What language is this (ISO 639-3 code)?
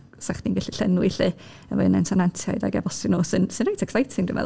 cym